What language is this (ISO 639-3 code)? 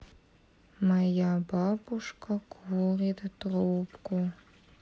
rus